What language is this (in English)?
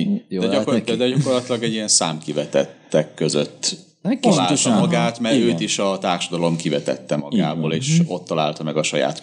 Hungarian